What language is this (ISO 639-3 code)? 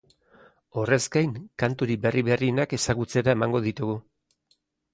eus